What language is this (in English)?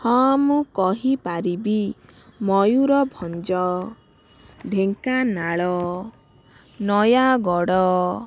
Odia